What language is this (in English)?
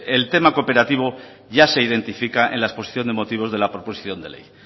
Spanish